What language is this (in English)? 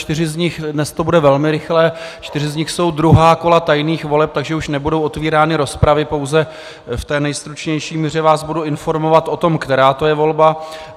Czech